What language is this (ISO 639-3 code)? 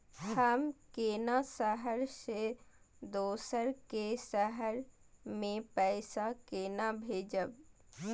mai